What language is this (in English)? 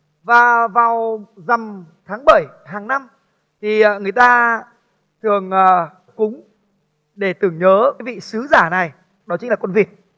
Vietnamese